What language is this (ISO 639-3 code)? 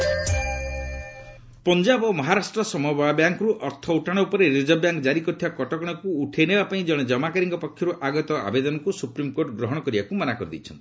ori